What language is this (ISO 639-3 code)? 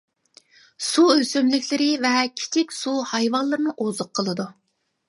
uig